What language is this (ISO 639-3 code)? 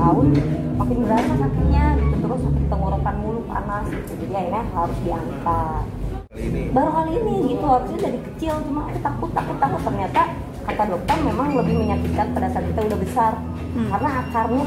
ind